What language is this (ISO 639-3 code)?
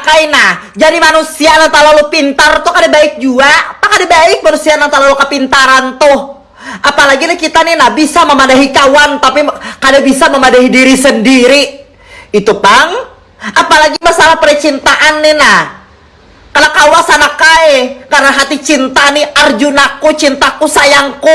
ind